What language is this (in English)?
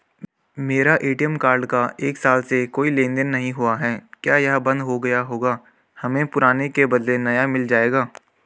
Hindi